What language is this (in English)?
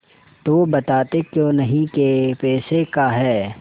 Hindi